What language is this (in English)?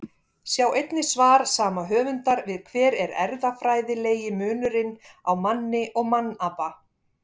Icelandic